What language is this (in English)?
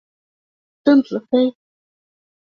Chinese